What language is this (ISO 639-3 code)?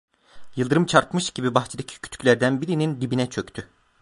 tur